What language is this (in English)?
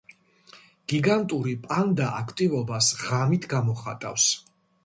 Georgian